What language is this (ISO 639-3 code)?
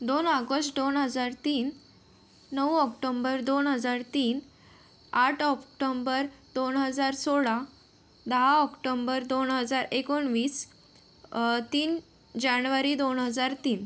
mar